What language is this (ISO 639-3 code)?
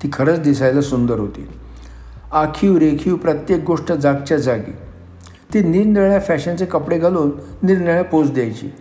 mar